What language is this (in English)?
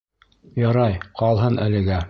Bashkir